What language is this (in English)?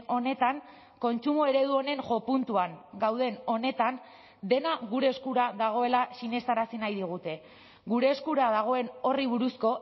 Basque